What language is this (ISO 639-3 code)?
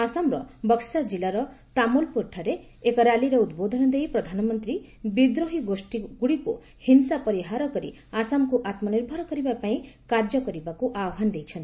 ori